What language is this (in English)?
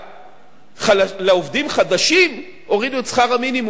Hebrew